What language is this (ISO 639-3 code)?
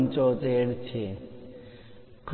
guj